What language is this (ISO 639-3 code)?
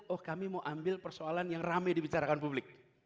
ind